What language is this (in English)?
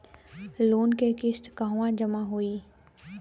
Bhojpuri